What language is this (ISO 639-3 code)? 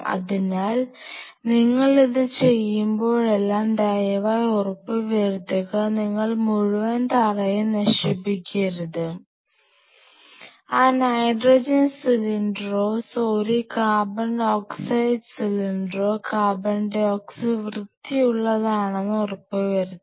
mal